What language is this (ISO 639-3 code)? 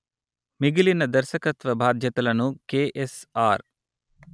tel